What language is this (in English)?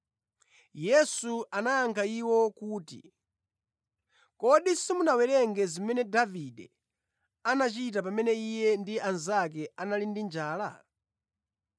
Nyanja